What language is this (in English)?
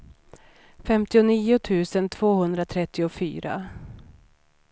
Swedish